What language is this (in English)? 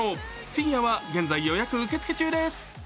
Japanese